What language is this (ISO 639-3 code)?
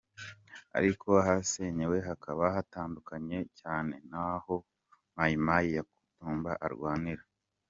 kin